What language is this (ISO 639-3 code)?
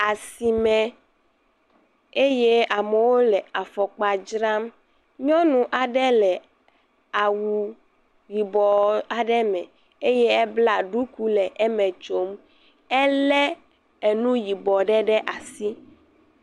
ewe